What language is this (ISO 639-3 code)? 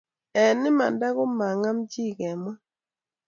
kln